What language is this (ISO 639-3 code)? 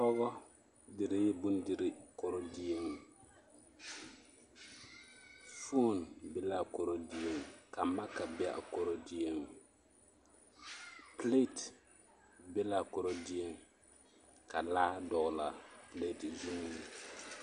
dga